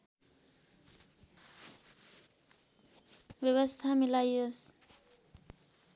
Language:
Nepali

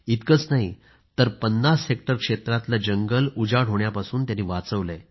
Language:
Marathi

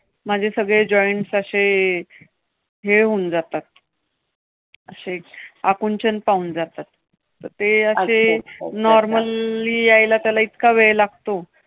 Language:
Marathi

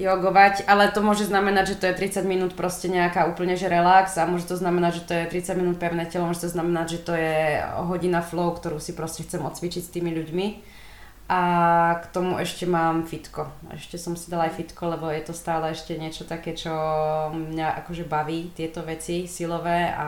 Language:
Slovak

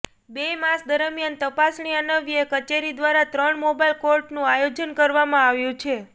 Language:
Gujarati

